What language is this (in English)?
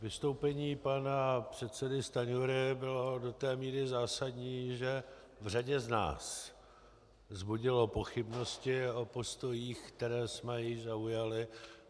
Czech